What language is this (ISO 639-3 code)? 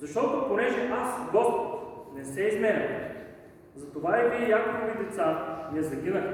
bul